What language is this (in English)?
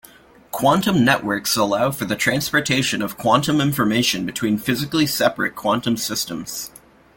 English